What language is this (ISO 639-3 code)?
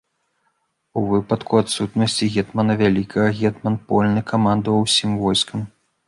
bel